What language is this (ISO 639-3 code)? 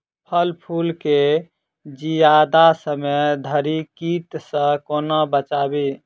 mai